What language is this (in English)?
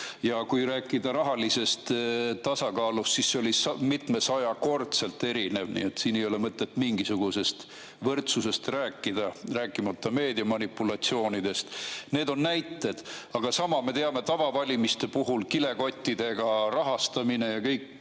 Estonian